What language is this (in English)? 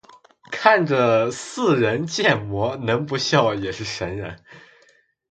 Chinese